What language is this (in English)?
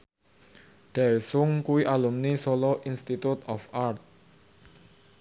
Javanese